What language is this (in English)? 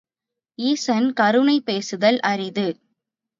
Tamil